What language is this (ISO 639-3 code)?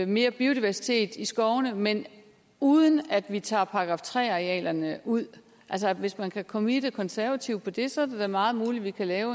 dan